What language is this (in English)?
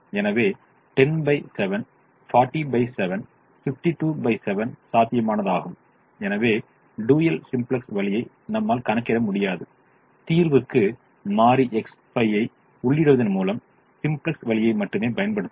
Tamil